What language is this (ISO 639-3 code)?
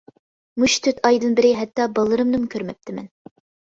uig